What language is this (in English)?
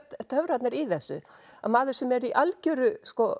Icelandic